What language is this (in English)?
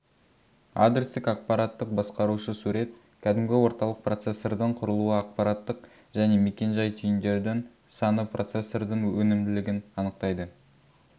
Kazakh